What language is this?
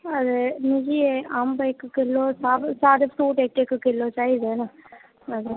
Dogri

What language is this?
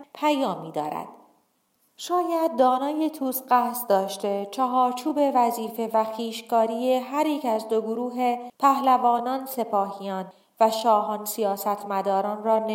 Persian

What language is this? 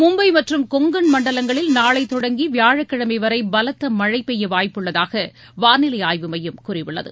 Tamil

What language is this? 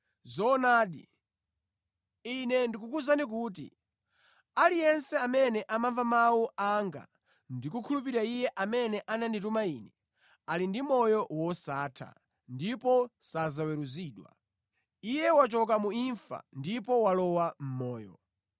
Nyanja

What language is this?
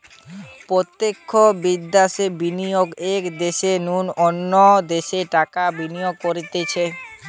Bangla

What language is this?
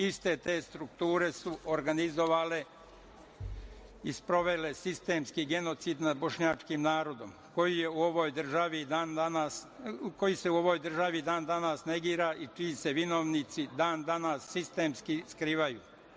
Serbian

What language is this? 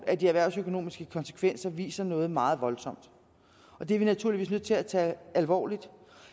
Danish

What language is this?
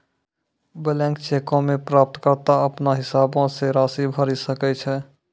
Maithili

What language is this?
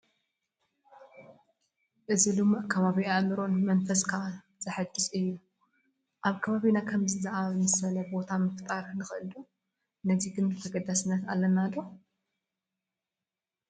Tigrinya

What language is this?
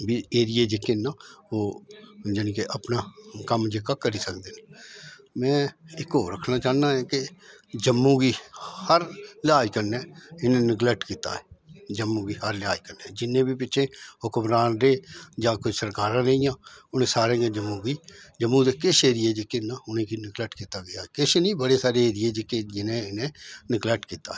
Dogri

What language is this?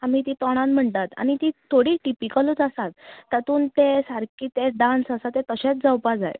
Konkani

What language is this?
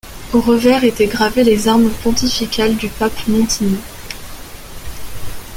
French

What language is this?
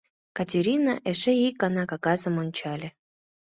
Mari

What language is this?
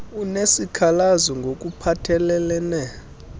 Xhosa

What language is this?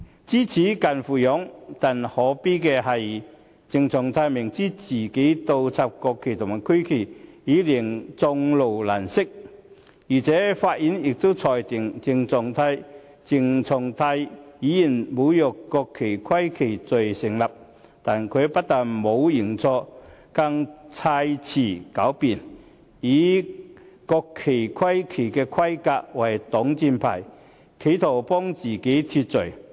Cantonese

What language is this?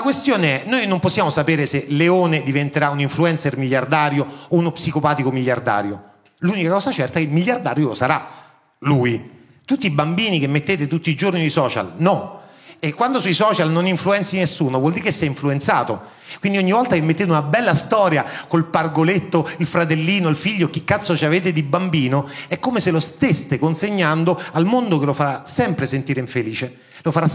Italian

